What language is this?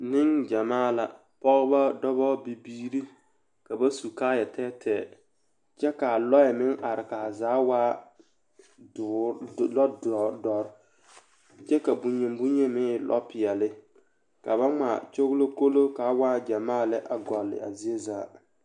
Southern Dagaare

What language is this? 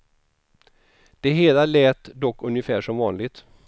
Swedish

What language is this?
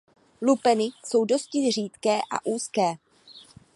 Czech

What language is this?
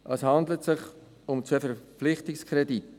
Swiss German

